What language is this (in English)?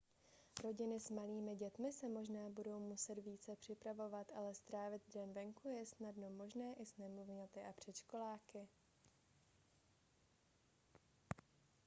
Czech